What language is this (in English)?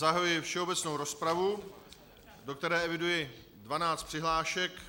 Czech